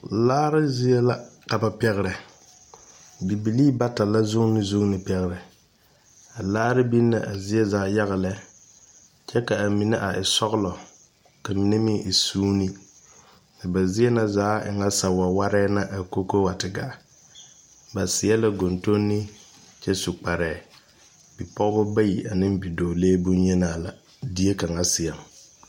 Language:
Southern Dagaare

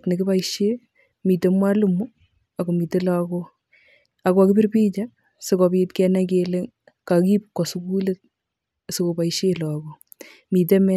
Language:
Kalenjin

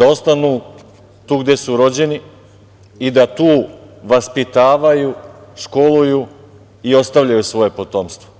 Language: Serbian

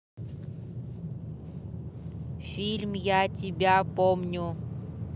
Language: Russian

